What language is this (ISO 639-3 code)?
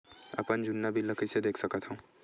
hne